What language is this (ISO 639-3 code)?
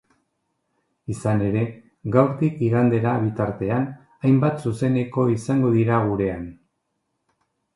eus